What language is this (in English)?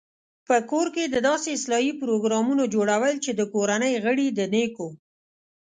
Pashto